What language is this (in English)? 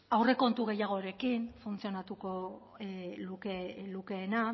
Basque